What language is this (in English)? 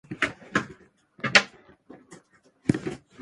Japanese